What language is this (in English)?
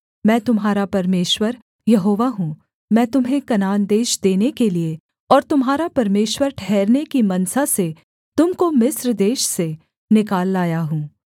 Hindi